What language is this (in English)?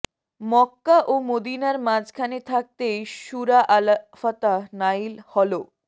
Bangla